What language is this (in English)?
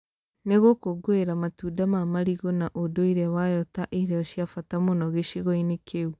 Kikuyu